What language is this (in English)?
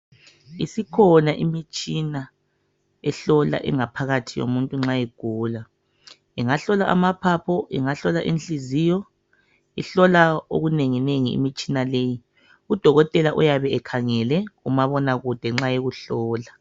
North Ndebele